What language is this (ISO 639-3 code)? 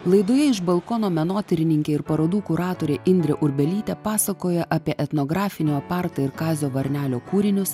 lit